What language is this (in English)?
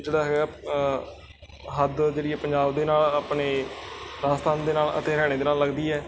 Punjabi